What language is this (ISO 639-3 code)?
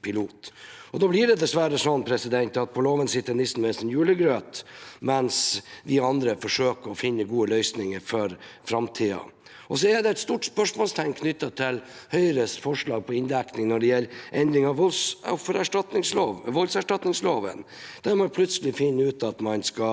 nor